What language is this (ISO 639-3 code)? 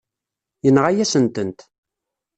kab